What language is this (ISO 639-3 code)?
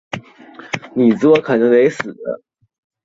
zho